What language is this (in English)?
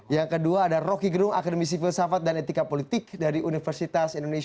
Indonesian